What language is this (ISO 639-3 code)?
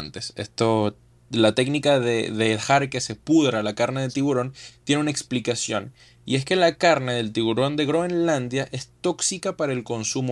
spa